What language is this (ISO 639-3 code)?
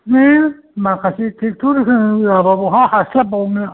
brx